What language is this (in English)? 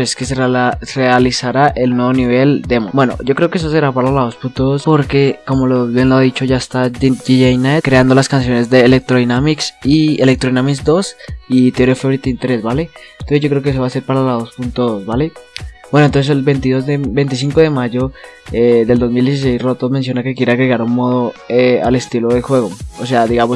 Spanish